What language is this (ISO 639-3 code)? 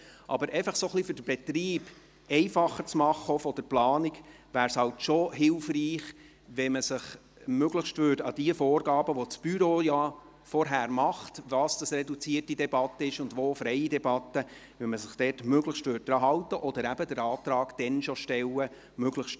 gsw